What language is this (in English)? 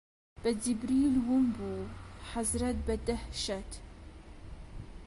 Central Kurdish